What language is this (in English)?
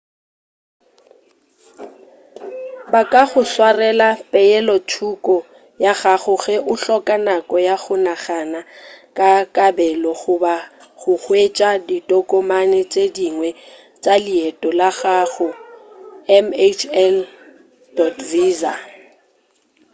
Northern Sotho